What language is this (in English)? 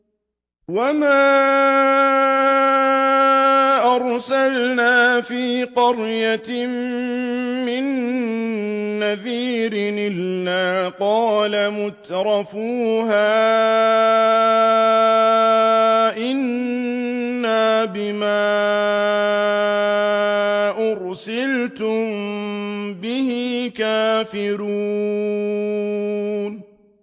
Arabic